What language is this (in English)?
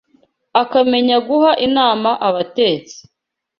Kinyarwanda